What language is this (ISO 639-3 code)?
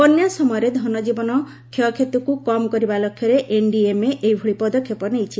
ori